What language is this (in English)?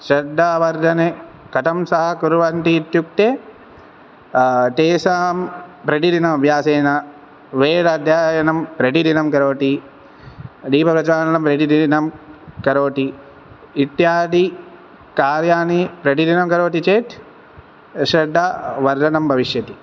Sanskrit